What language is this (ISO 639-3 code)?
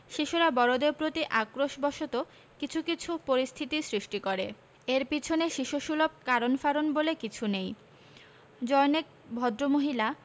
ben